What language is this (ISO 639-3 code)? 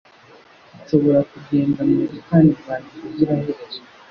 kin